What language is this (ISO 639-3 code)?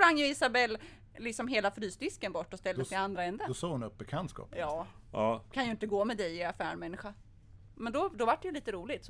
swe